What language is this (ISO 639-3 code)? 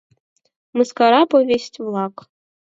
chm